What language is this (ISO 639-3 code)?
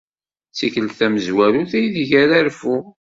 kab